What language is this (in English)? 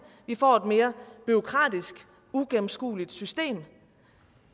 Danish